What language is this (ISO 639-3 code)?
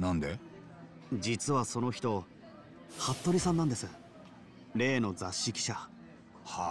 jpn